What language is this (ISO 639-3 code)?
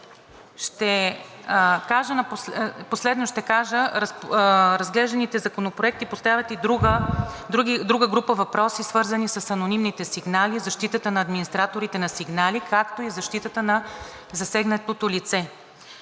bul